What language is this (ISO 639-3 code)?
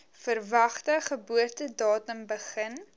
afr